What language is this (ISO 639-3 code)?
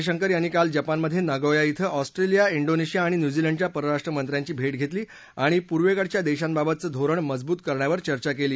mar